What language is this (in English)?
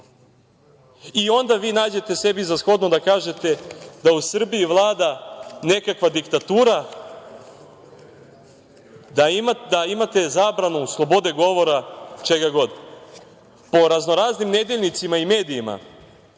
Serbian